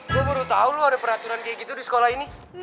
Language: Indonesian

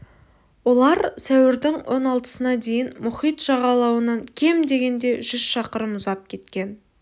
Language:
Kazakh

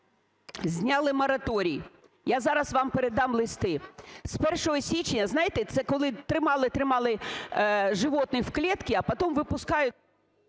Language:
Ukrainian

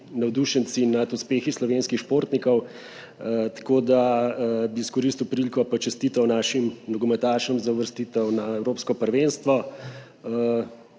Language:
Slovenian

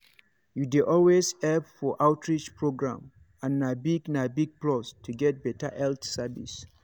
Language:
Nigerian Pidgin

